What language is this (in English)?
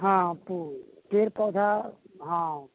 Maithili